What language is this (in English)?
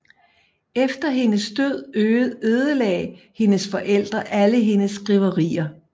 Danish